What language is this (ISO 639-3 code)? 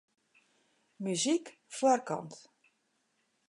fry